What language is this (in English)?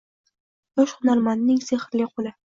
Uzbek